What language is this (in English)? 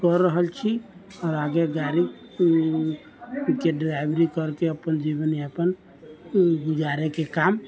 Maithili